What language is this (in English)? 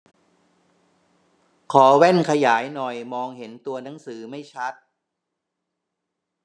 Thai